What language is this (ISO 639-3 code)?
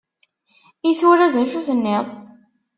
kab